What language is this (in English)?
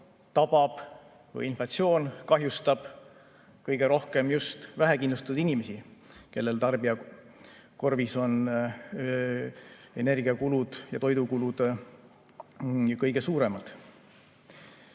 Estonian